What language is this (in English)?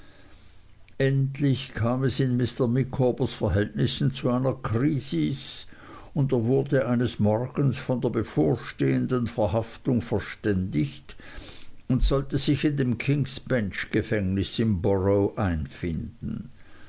German